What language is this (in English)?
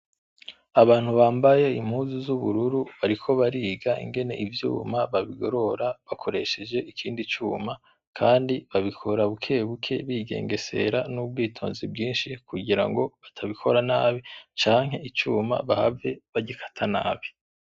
Rundi